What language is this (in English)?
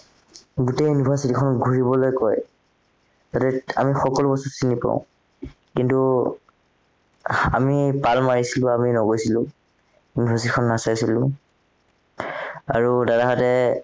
Assamese